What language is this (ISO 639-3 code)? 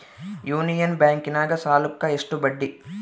kan